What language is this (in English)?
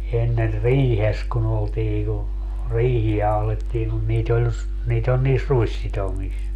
Finnish